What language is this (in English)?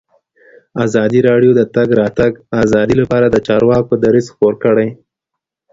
Pashto